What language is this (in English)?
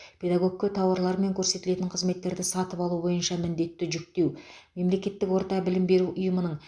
Kazakh